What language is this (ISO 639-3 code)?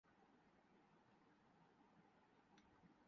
urd